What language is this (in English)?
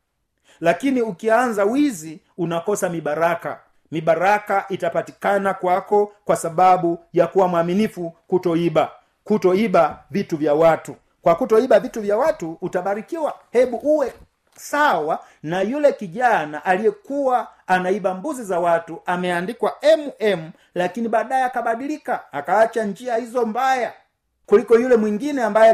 Swahili